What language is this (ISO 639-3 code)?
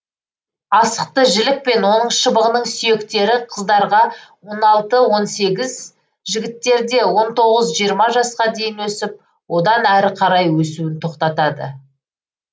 kaz